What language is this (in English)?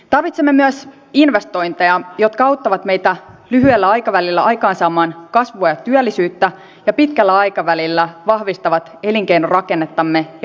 Finnish